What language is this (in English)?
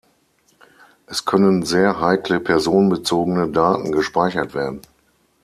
German